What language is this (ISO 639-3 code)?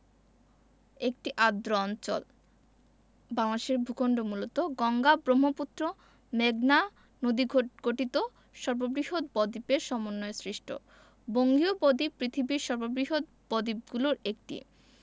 ben